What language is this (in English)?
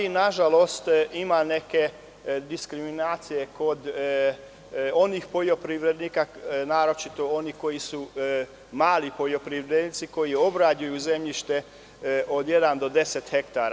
Serbian